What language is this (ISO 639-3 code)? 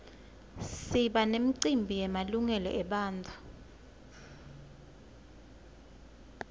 ssw